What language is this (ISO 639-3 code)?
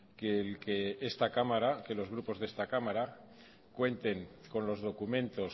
spa